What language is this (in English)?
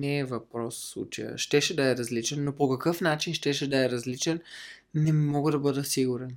Bulgarian